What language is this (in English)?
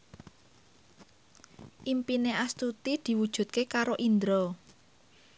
Javanese